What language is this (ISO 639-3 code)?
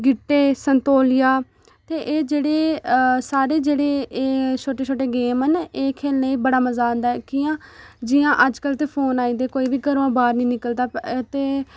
doi